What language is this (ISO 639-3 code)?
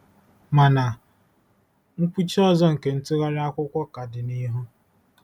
ibo